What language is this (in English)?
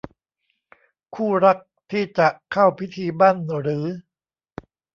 Thai